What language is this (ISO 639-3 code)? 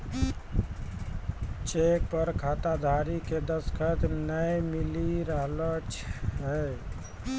mai